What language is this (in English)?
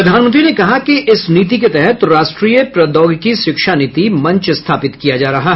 Hindi